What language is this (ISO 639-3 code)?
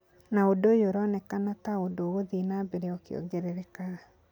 kik